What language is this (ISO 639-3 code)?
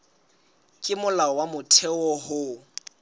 sot